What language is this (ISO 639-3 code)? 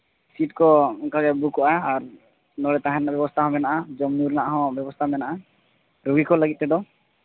sat